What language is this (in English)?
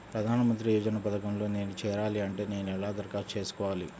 Telugu